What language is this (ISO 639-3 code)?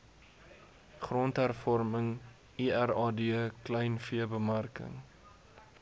afr